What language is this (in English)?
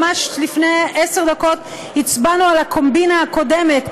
Hebrew